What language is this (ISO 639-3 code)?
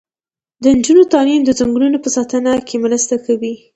pus